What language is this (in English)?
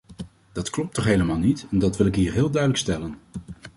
Dutch